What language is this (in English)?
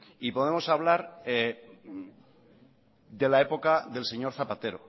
Spanish